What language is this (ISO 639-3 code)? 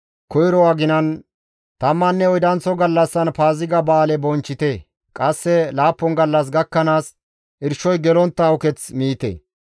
gmv